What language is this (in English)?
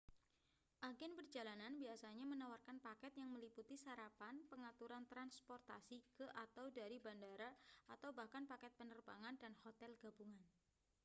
Indonesian